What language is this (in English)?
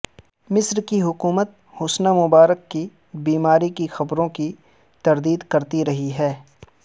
Urdu